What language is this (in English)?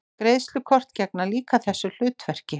Icelandic